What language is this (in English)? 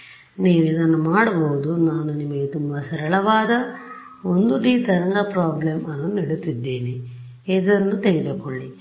Kannada